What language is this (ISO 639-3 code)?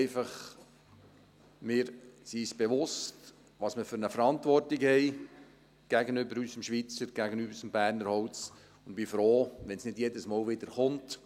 gsw